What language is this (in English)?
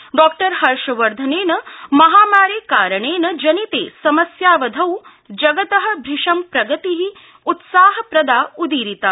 Sanskrit